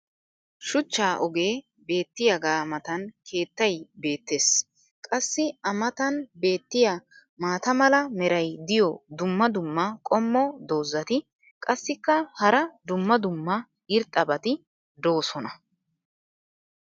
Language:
Wolaytta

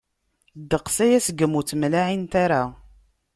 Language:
Kabyle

